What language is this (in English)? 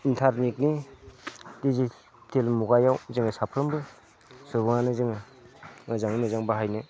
Bodo